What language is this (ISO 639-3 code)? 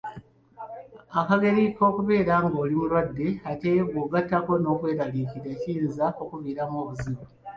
lug